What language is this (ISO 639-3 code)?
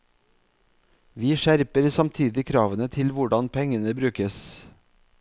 nor